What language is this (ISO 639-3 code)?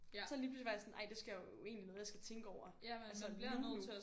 dan